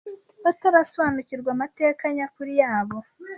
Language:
Kinyarwanda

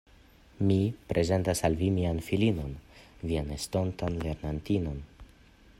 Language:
Esperanto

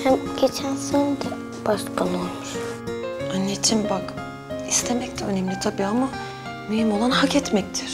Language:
Turkish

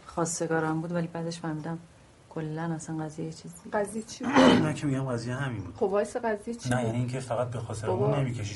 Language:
Persian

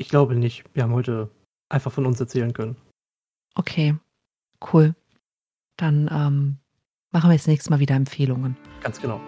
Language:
German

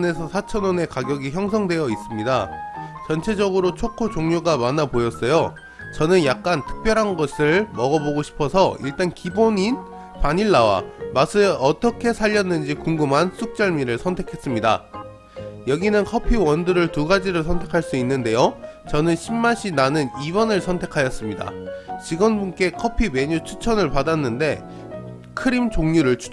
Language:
Korean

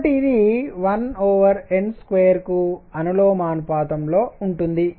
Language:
Telugu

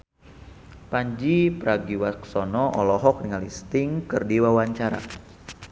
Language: Sundanese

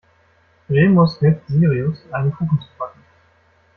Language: German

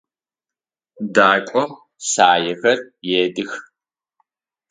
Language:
Adyghe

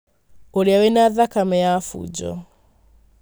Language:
Kikuyu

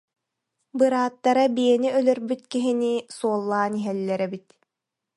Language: Yakut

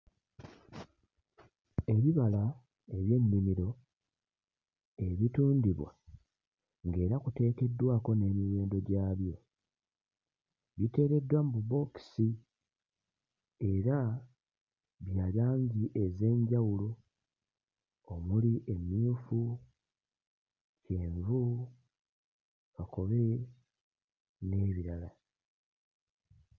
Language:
Ganda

